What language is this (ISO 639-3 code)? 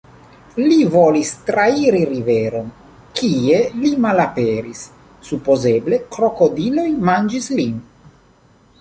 epo